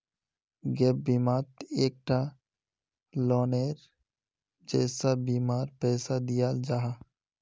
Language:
Magahi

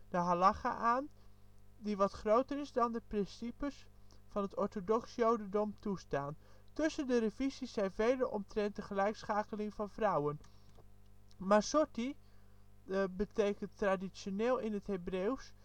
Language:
Dutch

